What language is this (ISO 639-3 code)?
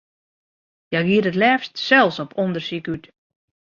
fry